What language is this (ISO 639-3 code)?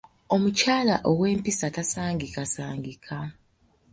lug